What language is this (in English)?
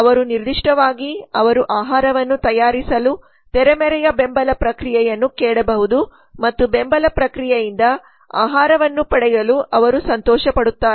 Kannada